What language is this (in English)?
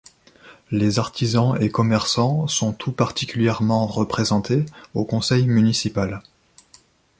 French